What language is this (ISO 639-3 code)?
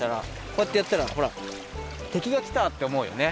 jpn